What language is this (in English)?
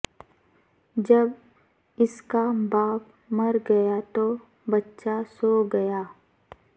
Urdu